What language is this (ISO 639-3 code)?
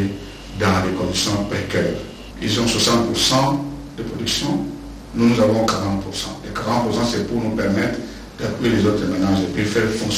fra